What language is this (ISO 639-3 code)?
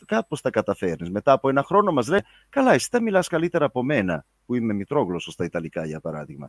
ell